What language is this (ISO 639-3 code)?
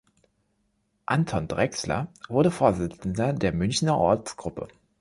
deu